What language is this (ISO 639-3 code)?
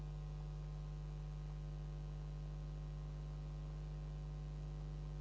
hrv